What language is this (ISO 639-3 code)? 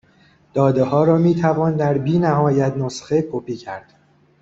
fas